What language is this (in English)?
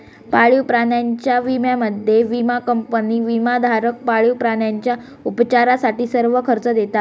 Marathi